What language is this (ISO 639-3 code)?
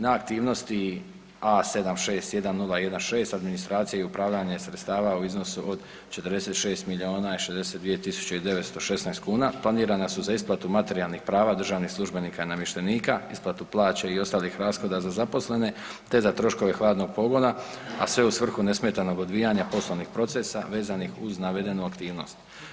hrv